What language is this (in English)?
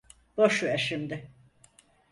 Turkish